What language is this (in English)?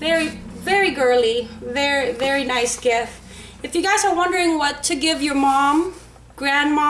English